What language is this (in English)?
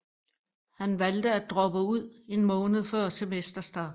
Danish